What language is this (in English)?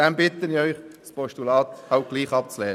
Swiss German